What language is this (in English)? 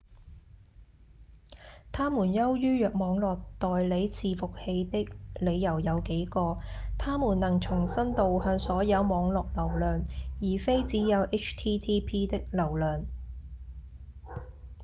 Cantonese